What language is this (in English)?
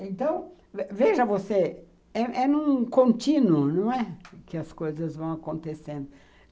Portuguese